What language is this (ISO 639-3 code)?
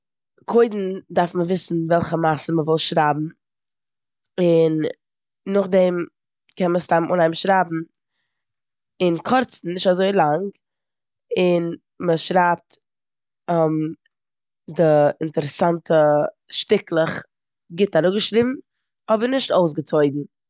yid